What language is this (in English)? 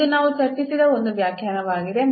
Kannada